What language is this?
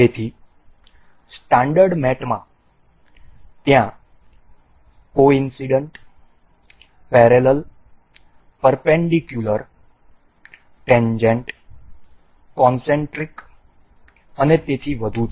Gujarati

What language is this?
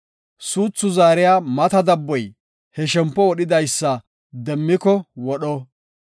Gofa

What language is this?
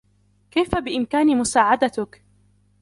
Arabic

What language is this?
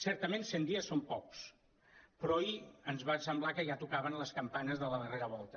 Catalan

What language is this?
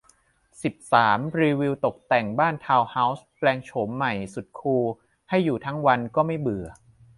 Thai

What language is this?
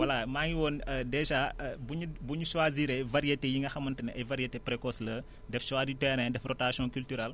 Wolof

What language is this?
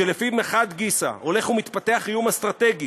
Hebrew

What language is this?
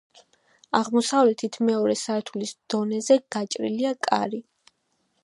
Georgian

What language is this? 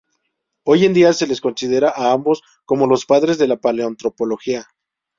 Spanish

